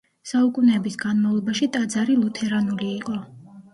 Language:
Georgian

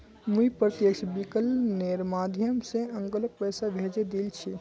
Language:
Magahi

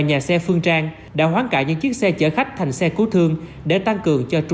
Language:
Vietnamese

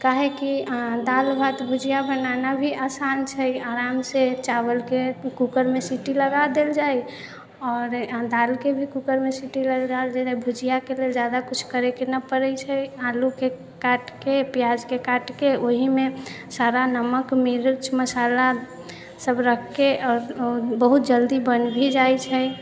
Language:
Maithili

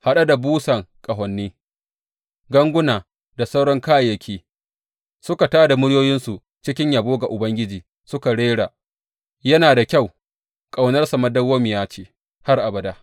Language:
Hausa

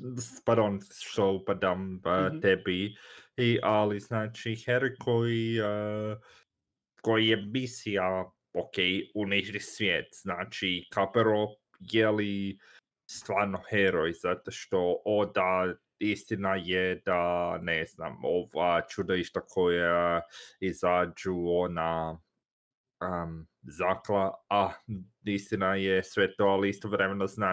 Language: Croatian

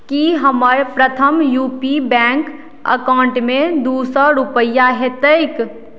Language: Maithili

